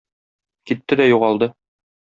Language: Tatar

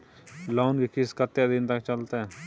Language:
Maithili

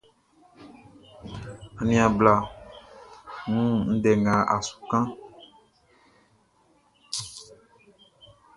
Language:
Baoulé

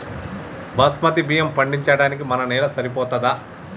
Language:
Telugu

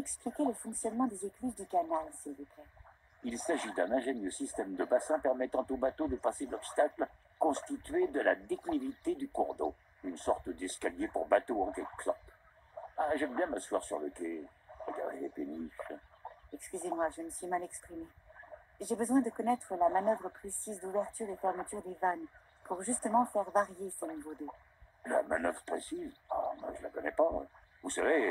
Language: French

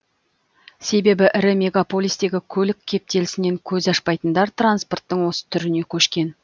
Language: Kazakh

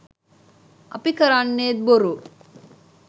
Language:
Sinhala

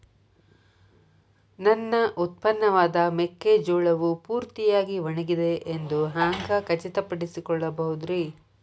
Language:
Kannada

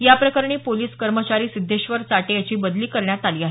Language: Marathi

